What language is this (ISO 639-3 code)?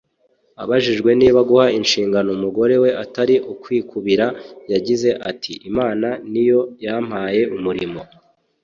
kin